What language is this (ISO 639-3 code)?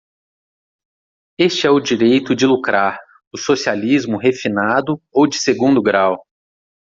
por